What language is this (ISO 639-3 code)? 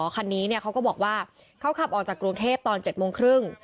tha